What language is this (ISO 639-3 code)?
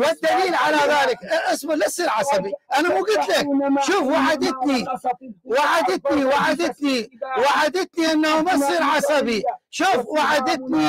ara